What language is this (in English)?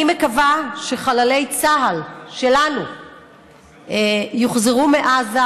Hebrew